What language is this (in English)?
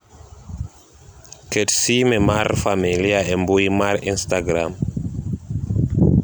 Luo (Kenya and Tanzania)